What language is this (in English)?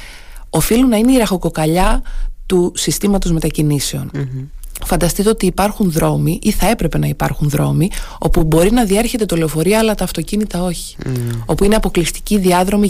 Greek